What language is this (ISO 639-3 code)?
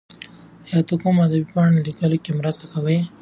pus